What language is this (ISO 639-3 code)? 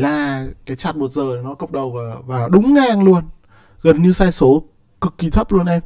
vie